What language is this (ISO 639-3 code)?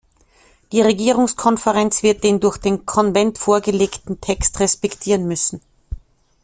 deu